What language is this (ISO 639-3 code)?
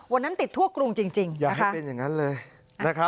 tha